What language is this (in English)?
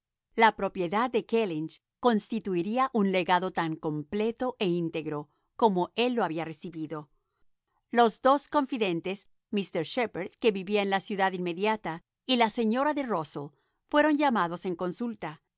Spanish